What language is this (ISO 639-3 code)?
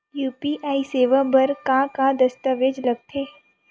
hne